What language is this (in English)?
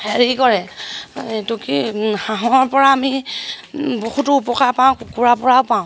Assamese